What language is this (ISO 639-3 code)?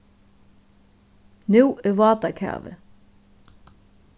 fao